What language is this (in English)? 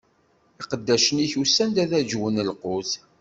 Kabyle